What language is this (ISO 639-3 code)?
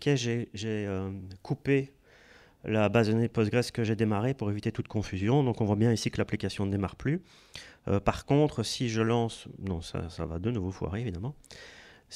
fra